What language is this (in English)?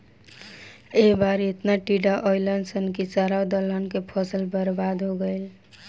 Bhojpuri